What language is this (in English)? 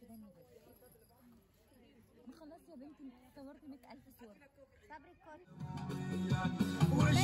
Arabic